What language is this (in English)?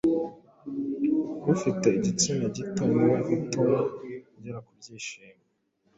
Kinyarwanda